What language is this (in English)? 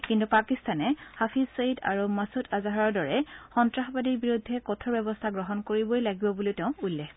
Assamese